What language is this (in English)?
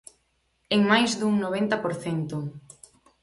Galician